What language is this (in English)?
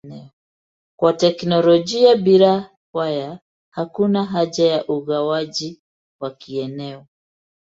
Swahili